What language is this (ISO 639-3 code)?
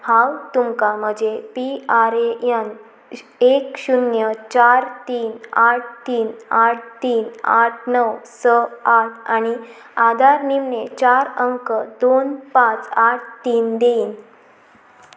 kok